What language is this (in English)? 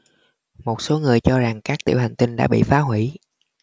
Vietnamese